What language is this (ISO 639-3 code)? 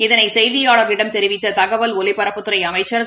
tam